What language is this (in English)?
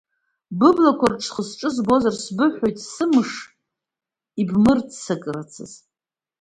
Abkhazian